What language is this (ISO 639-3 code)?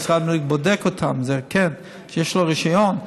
heb